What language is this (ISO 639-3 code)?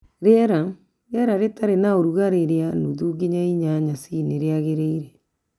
kik